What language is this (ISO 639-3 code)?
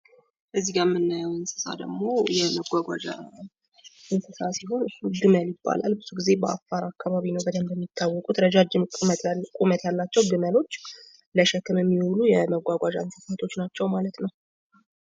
amh